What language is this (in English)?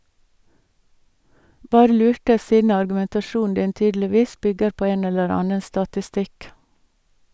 Norwegian